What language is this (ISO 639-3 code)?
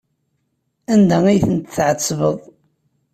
kab